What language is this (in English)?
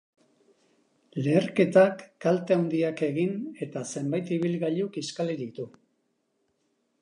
Basque